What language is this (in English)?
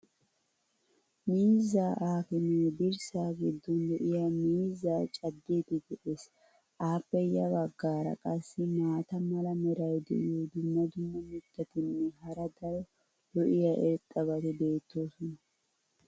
Wolaytta